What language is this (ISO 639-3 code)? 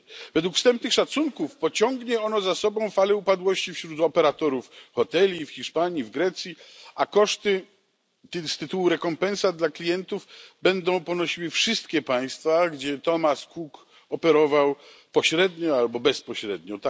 pol